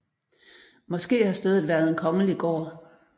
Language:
Danish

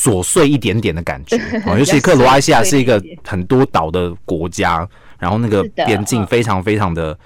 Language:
Chinese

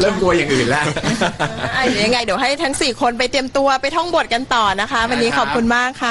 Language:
Thai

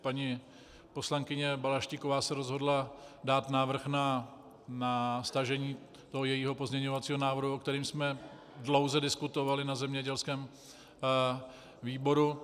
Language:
Czech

